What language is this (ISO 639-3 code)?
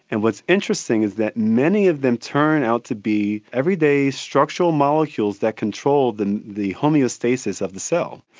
eng